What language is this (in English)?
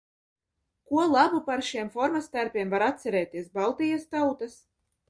Latvian